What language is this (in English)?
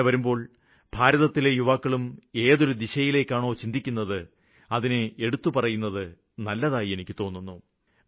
Malayalam